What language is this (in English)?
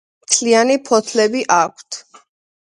Georgian